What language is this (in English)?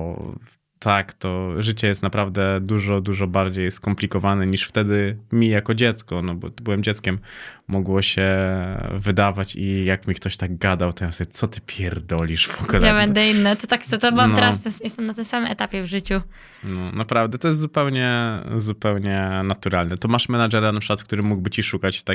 Polish